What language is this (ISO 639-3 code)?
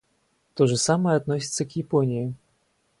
rus